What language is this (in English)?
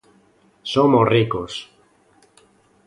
Galician